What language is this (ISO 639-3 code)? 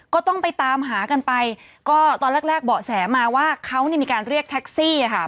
tha